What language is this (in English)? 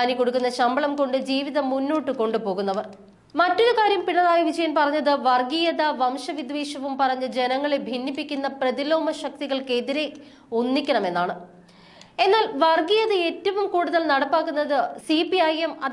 Malayalam